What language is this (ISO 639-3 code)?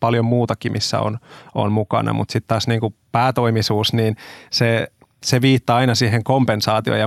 fin